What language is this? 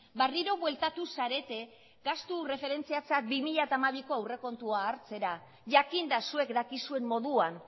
Basque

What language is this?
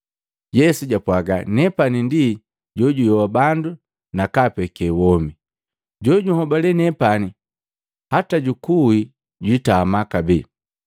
Matengo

